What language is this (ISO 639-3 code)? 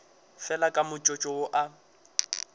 nso